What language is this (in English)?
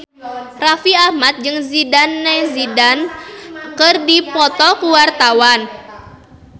Sundanese